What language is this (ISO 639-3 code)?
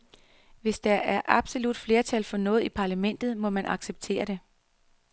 dan